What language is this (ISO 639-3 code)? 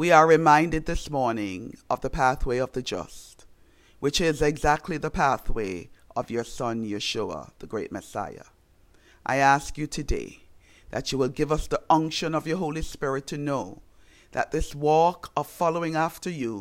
eng